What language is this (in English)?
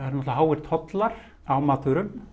Icelandic